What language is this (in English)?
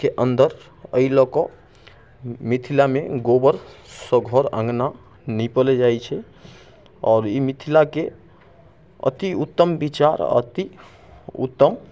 Maithili